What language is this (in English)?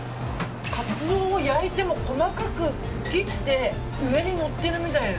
Japanese